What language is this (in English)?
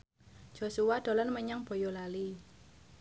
Javanese